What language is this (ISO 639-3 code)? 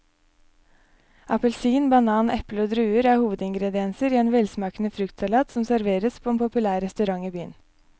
nor